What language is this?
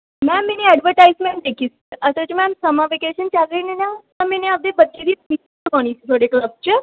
Punjabi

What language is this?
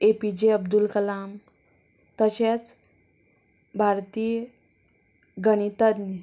Konkani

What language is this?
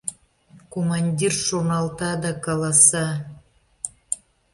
Mari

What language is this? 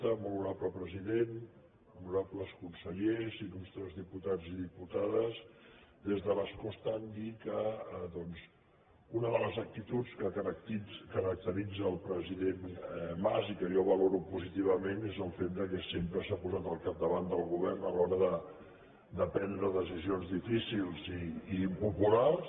Catalan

